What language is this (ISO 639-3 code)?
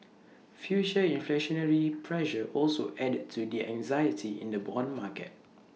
eng